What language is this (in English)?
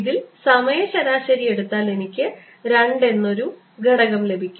Malayalam